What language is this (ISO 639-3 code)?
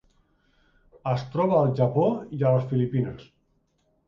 cat